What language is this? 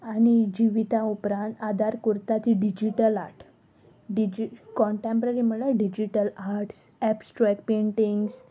Konkani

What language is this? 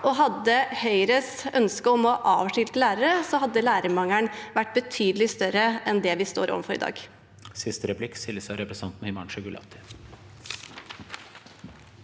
Norwegian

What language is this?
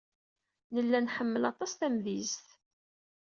Kabyle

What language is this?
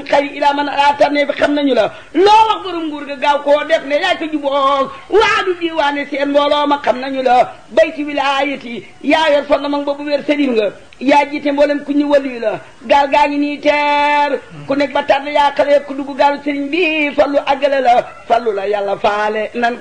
Arabic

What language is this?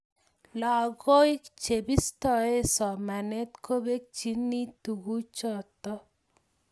Kalenjin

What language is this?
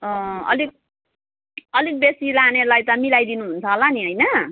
Nepali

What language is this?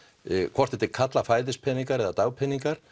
Icelandic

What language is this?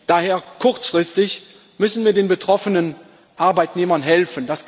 German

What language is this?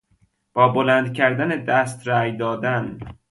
Persian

